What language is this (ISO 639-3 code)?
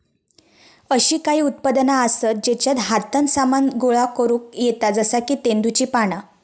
mar